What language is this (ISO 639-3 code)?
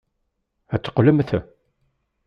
kab